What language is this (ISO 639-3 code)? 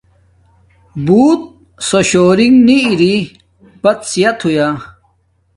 dmk